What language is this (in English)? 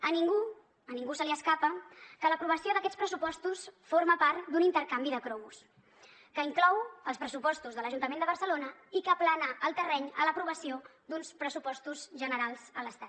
Catalan